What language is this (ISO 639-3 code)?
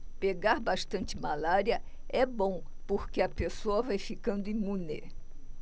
por